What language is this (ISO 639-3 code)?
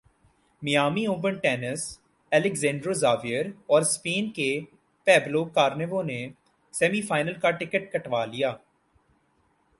urd